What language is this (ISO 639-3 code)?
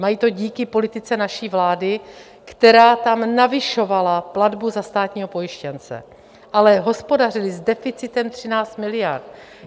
ces